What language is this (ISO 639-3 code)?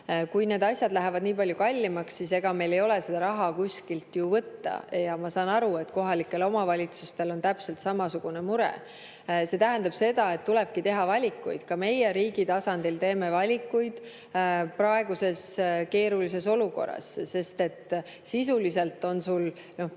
est